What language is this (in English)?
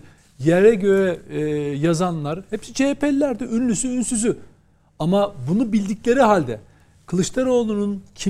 Turkish